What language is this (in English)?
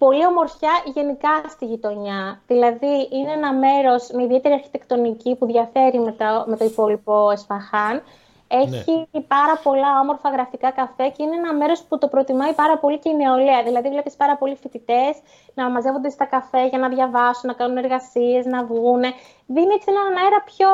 Greek